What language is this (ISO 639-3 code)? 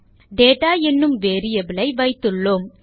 tam